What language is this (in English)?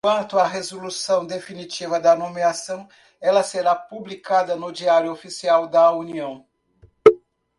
Portuguese